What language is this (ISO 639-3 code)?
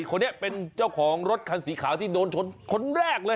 tha